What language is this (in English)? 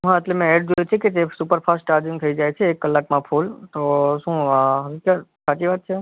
Gujarati